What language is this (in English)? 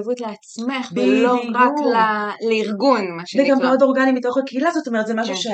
Hebrew